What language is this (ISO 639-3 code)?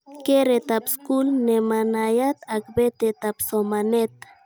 kln